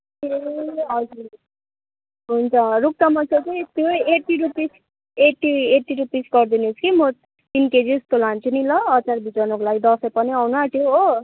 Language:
Nepali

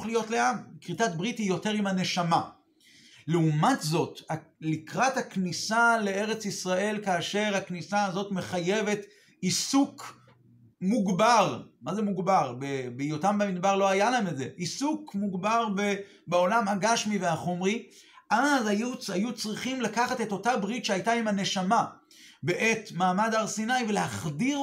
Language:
Hebrew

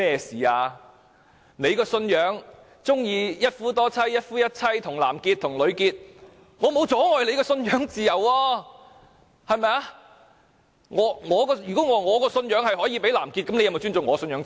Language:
Cantonese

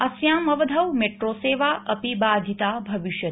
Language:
Sanskrit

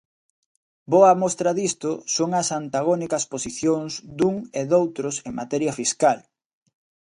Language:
Galician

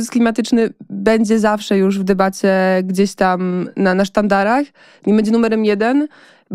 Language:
Polish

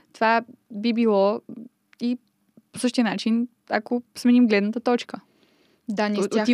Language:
Bulgarian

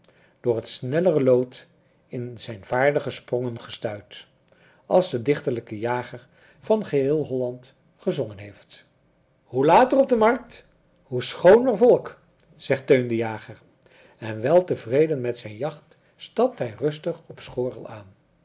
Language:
Dutch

